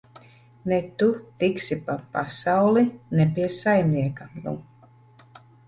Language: Latvian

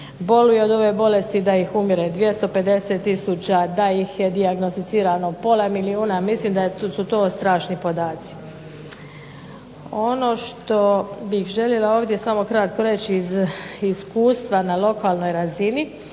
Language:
Croatian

